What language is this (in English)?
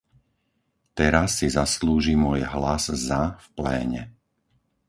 Slovak